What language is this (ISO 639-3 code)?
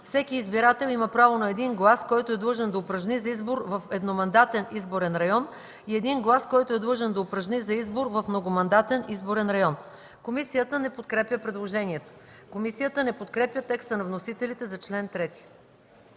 bul